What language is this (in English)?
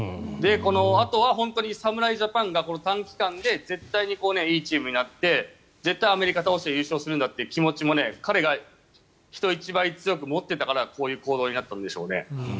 Japanese